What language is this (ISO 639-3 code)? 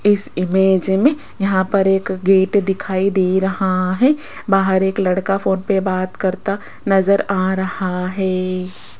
hin